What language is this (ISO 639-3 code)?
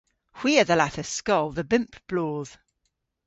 cor